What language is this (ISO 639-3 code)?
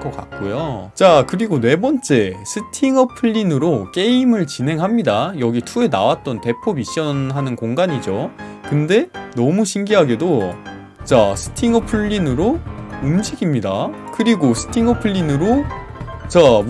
kor